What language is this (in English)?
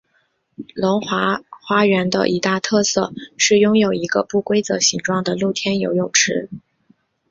Chinese